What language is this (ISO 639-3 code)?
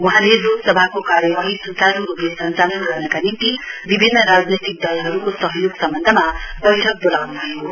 nep